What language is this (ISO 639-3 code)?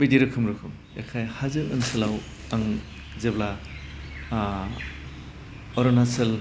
brx